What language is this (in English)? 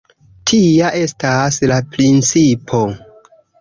Esperanto